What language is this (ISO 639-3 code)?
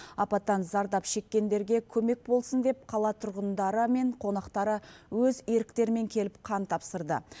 kaz